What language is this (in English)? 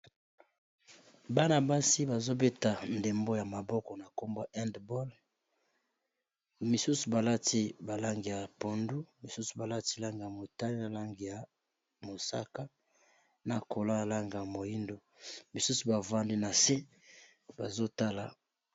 Lingala